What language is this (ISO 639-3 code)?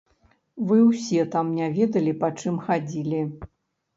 bel